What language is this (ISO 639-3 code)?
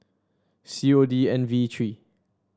eng